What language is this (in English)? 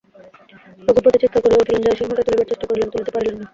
Bangla